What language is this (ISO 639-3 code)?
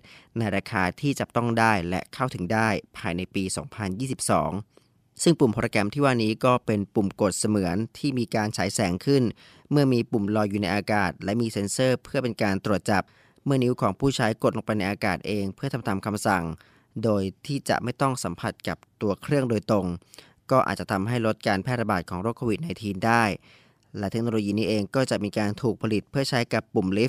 tha